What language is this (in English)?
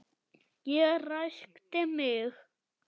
Icelandic